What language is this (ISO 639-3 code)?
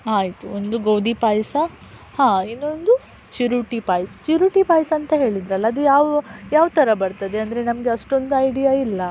kan